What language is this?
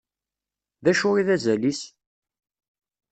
Kabyle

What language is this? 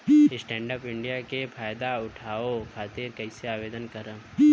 Bhojpuri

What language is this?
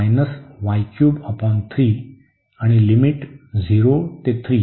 Marathi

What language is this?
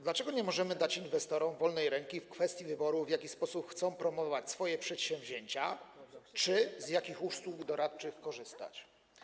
Polish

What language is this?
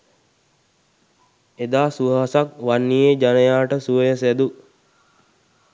Sinhala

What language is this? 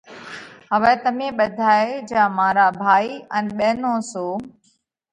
Parkari Koli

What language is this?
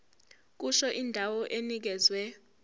Zulu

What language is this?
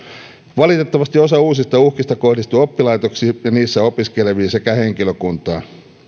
Finnish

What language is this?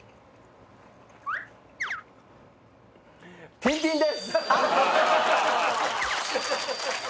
Japanese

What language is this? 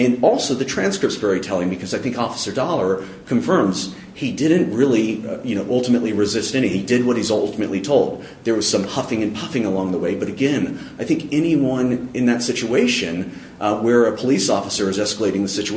English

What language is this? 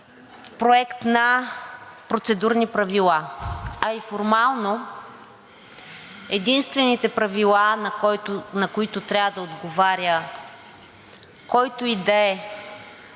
Bulgarian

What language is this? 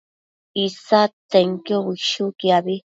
Matsés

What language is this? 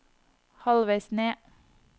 Norwegian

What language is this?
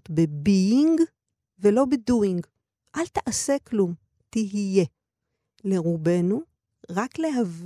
Hebrew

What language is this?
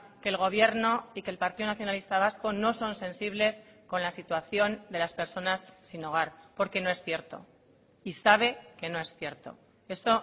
Spanish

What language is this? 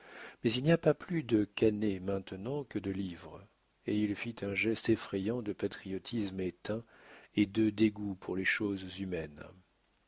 French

